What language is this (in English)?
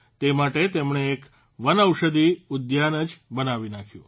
Gujarati